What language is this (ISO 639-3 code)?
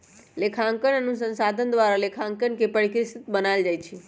mag